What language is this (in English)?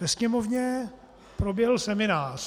Czech